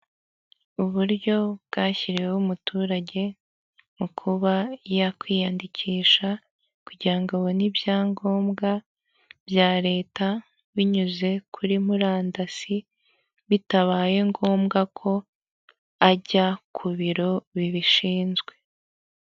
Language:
Kinyarwanda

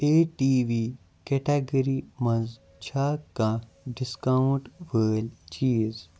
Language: Kashmiri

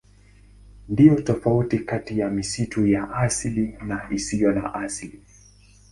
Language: Swahili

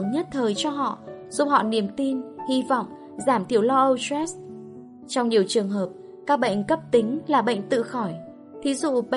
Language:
Vietnamese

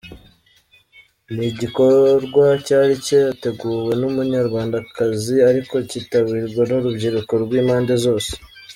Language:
Kinyarwanda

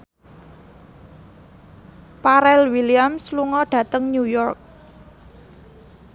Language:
Javanese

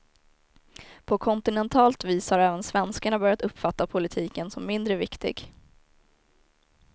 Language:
Swedish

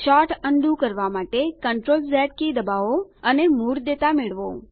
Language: Gujarati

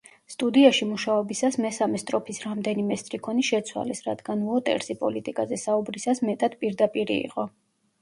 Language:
Georgian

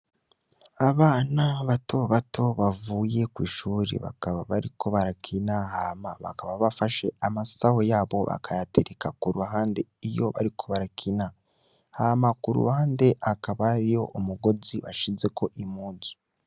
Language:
Rundi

